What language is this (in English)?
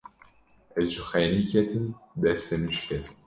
Kurdish